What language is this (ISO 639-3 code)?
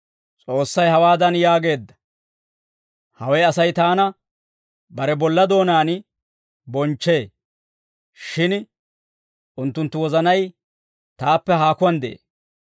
dwr